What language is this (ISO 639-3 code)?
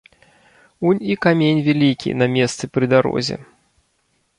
bel